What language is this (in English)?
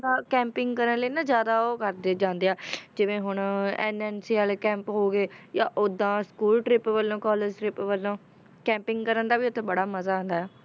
Punjabi